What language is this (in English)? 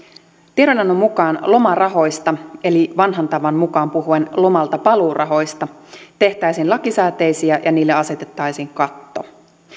Finnish